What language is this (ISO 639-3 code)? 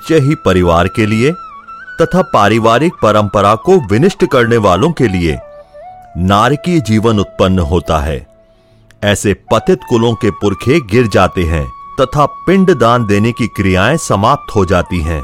hin